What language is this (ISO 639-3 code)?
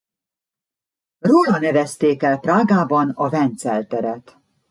hun